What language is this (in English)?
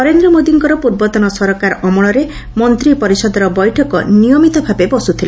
Odia